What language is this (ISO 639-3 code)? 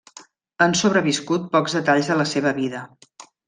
cat